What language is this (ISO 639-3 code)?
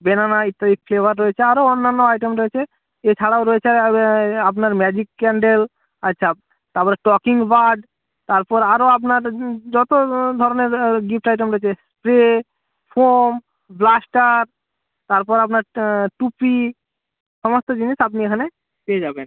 ben